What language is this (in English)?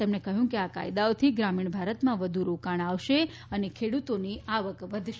Gujarati